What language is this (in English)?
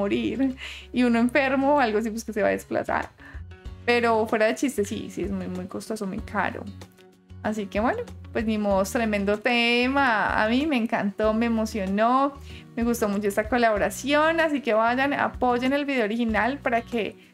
Spanish